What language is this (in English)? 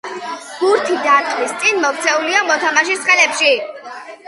Georgian